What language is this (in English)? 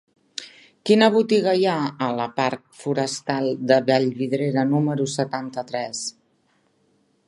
Catalan